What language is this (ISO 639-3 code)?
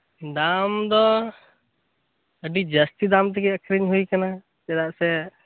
sat